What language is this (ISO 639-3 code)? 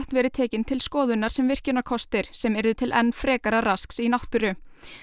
isl